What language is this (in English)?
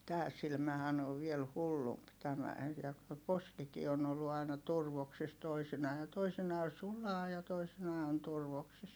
Finnish